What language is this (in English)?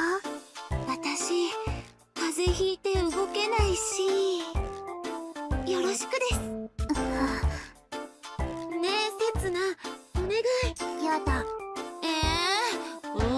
Japanese